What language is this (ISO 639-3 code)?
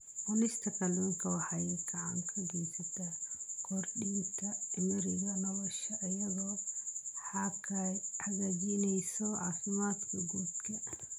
som